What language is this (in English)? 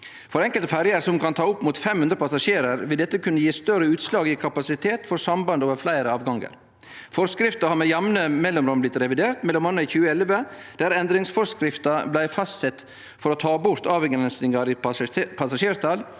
Norwegian